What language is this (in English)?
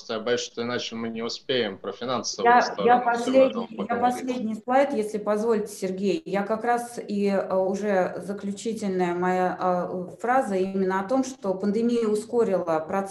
Russian